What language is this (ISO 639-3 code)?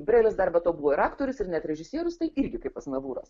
lit